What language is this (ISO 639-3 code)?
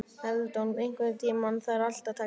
isl